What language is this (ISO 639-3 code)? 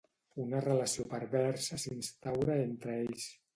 cat